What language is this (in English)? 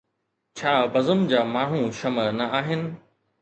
Sindhi